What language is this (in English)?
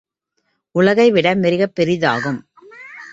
Tamil